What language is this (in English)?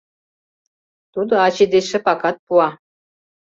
Mari